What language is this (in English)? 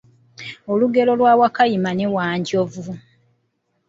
Ganda